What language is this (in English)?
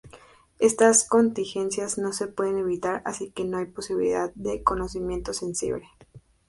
Spanish